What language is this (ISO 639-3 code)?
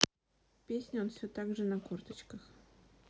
rus